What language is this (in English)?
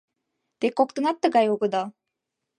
Mari